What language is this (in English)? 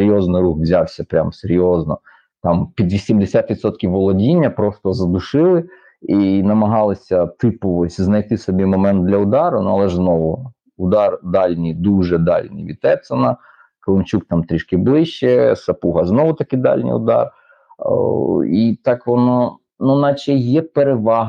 Ukrainian